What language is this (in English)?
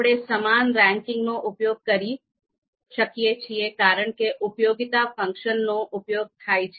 Gujarati